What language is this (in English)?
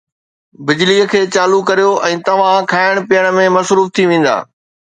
Sindhi